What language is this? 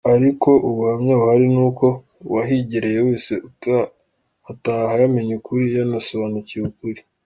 Kinyarwanda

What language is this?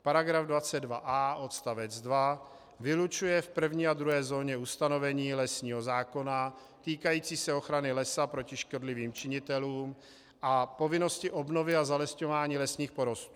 Czech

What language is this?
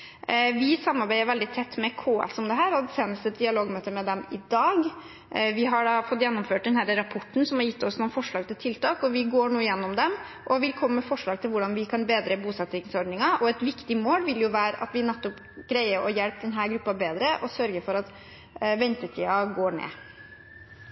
Norwegian Bokmål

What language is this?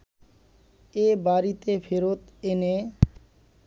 Bangla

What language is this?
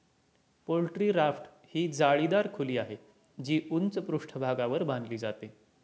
Marathi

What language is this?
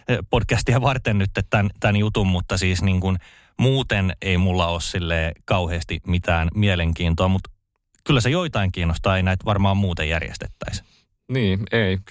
Finnish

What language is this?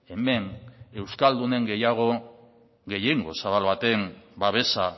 Basque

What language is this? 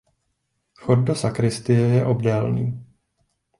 Czech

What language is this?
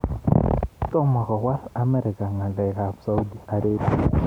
Kalenjin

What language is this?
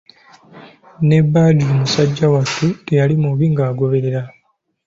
Ganda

